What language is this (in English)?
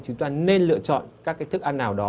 Vietnamese